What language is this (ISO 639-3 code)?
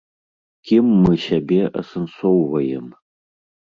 bel